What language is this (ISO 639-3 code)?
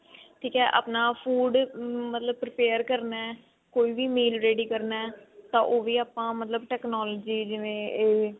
pan